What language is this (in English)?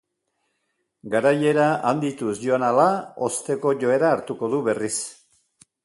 Basque